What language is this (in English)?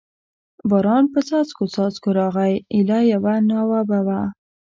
Pashto